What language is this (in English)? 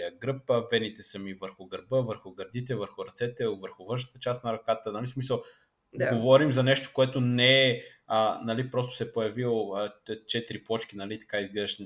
Bulgarian